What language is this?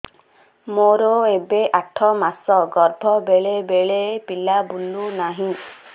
Odia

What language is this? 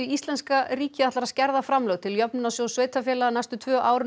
Icelandic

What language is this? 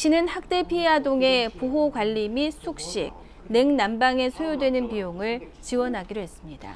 Korean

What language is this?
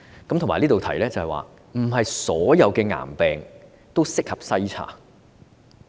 Cantonese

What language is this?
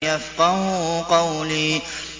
Arabic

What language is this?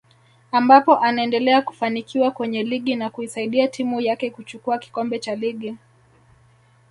Swahili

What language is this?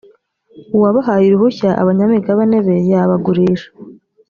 Kinyarwanda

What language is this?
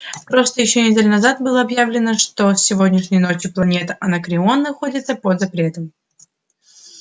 Russian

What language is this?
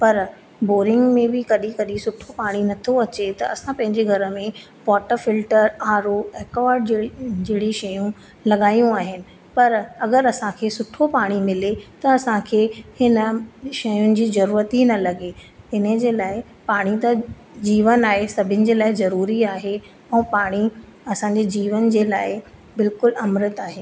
Sindhi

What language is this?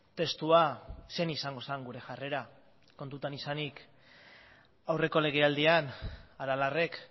Basque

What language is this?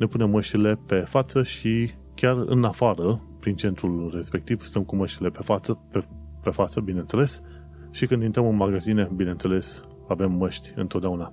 Romanian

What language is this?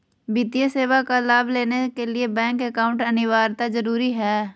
Magahi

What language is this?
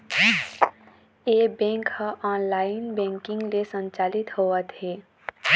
Chhattisgarhi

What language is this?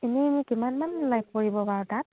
Assamese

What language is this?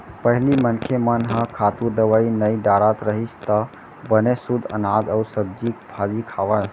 Chhattisgarhi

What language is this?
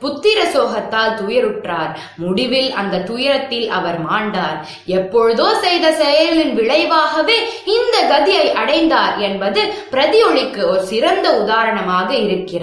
Korean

